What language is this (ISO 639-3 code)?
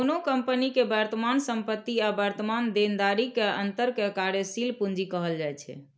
mai